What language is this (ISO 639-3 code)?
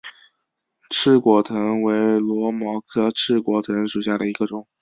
zho